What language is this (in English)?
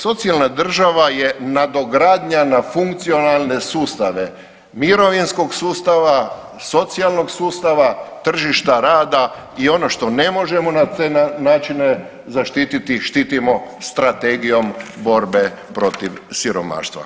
Croatian